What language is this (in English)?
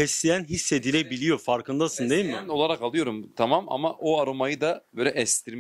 Turkish